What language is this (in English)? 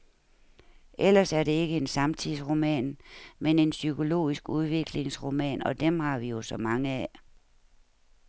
Danish